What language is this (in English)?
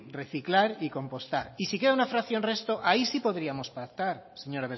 Spanish